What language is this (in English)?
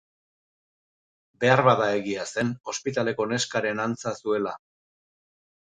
Basque